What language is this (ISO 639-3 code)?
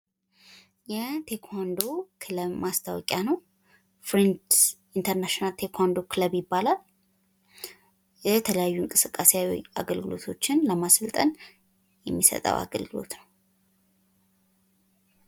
amh